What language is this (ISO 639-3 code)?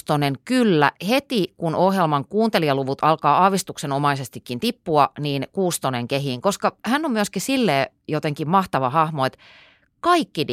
fin